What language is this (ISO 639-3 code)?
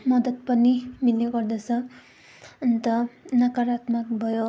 nep